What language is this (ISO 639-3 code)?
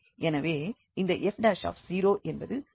tam